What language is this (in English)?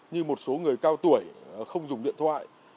Vietnamese